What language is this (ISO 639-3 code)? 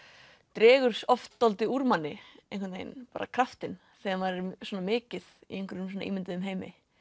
isl